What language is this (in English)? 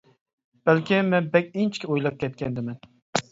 Uyghur